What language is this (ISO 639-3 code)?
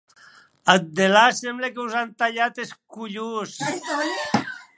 oci